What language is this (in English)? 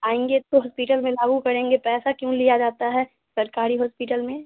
Hindi